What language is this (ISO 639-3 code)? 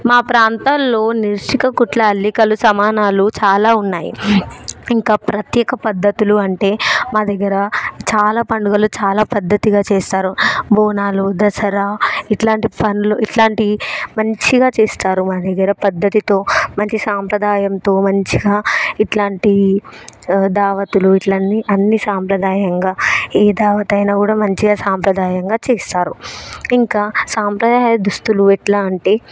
tel